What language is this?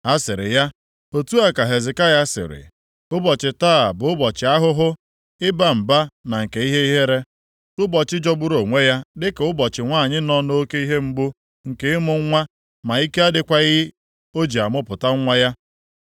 Igbo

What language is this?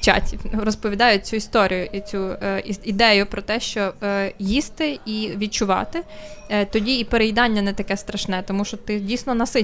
Ukrainian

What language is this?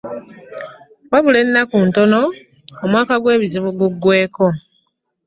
Ganda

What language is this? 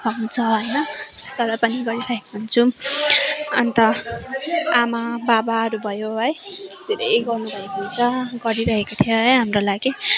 Nepali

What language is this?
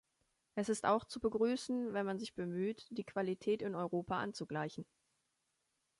German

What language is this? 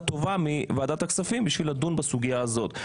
Hebrew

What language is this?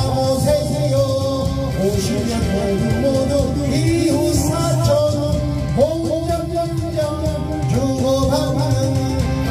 Arabic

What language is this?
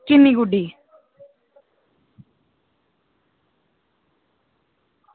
Dogri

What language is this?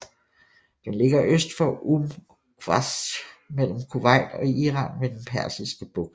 Danish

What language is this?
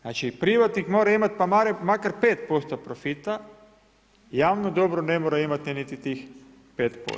Croatian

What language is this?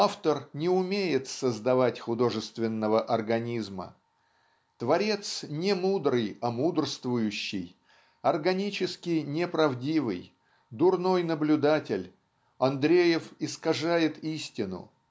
Russian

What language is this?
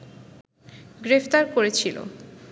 Bangla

